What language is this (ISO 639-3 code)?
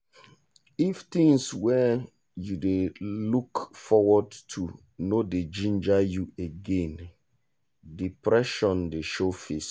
pcm